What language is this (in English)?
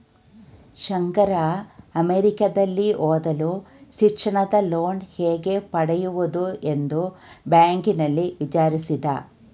Kannada